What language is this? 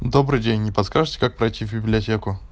Russian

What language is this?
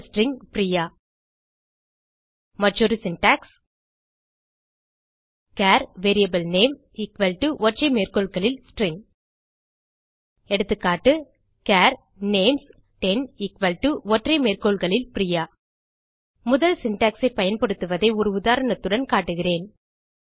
Tamil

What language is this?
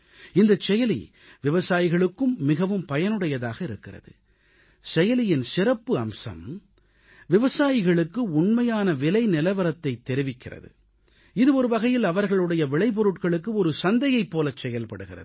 Tamil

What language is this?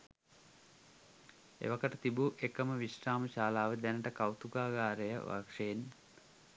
Sinhala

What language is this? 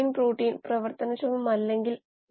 Malayalam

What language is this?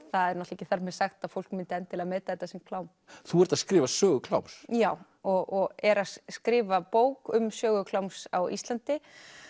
Icelandic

